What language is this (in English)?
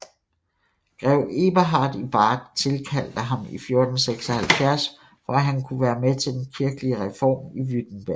Danish